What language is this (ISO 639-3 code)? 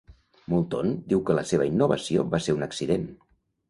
cat